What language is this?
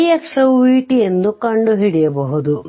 Kannada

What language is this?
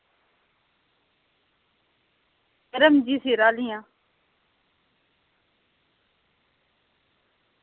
Dogri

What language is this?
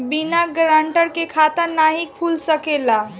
Bhojpuri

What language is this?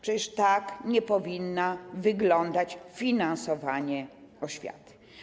Polish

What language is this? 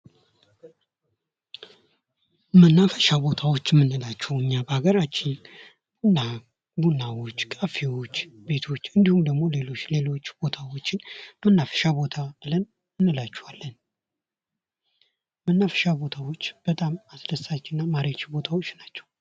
Amharic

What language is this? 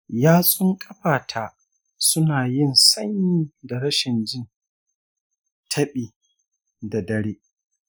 Hausa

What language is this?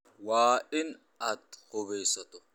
Somali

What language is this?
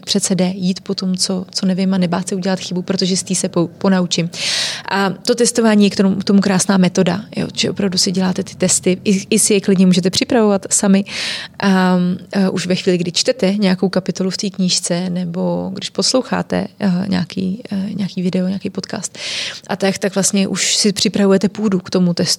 Czech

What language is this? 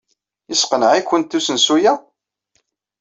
Kabyle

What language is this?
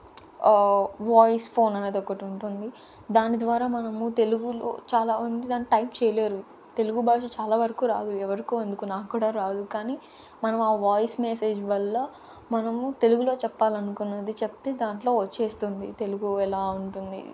Telugu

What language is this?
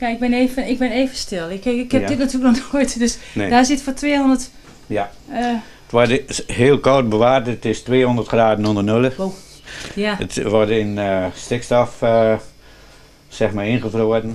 Dutch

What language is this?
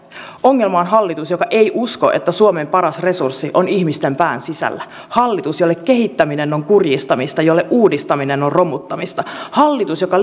Finnish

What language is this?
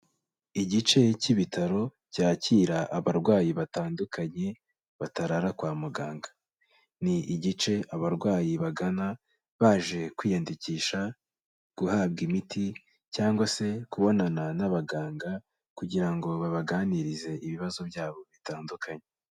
Kinyarwanda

